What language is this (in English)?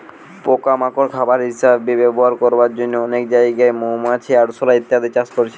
Bangla